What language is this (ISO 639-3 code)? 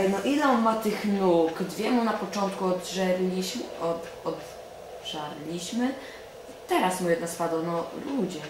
pol